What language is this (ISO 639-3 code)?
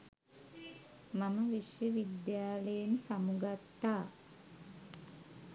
sin